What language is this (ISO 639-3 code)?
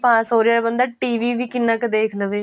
pan